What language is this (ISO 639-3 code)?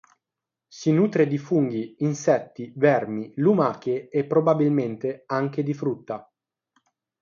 ita